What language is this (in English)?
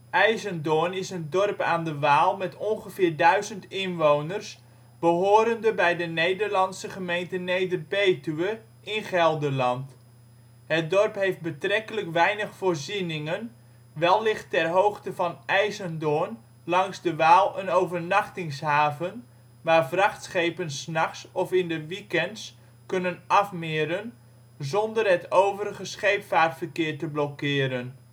Dutch